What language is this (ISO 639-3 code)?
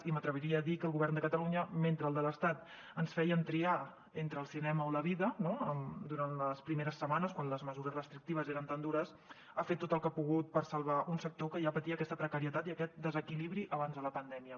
cat